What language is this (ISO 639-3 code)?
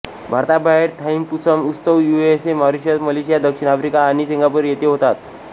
mar